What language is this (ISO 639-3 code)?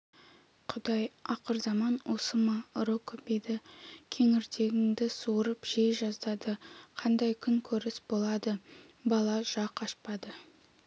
kaz